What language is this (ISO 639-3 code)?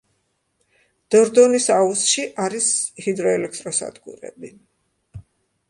kat